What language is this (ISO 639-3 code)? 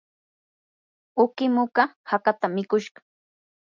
qur